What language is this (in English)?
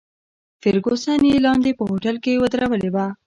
Pashto